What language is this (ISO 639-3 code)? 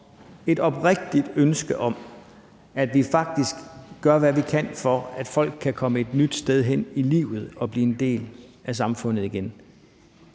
dan